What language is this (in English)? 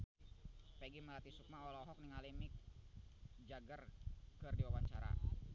Sundanese